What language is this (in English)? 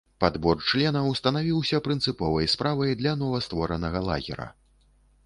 Belarusian